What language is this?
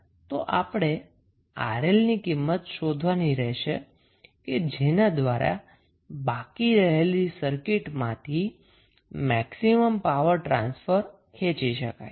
Gujarati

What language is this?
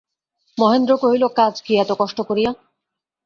Bangla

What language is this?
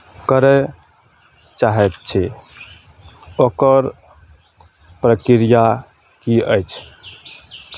Maithili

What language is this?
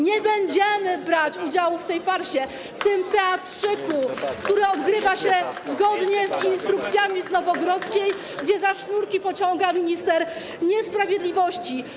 Polish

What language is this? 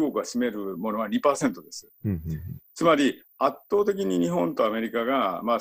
Japanese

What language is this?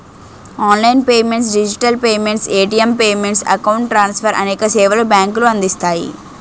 Telugu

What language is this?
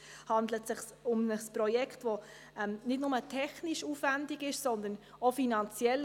Swiss German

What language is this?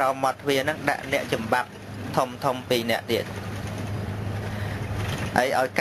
Vietnamese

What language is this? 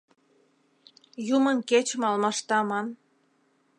Mari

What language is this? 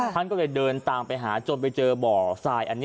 Thai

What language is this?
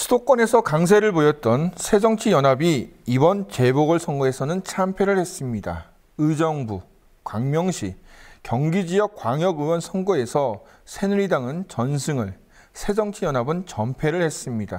Korean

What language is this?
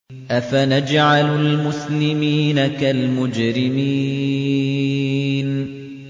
Arabic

